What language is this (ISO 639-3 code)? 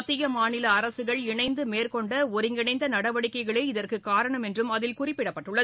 tam